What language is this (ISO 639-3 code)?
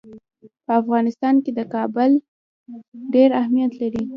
pus